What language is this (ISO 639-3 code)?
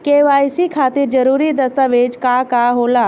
bho